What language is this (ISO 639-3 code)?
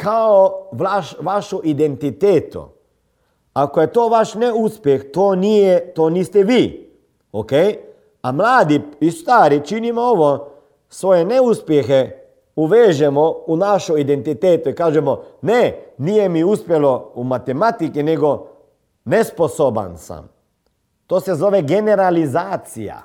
hrv